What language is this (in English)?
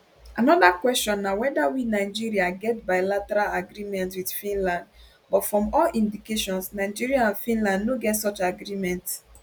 Nigerian Pidgin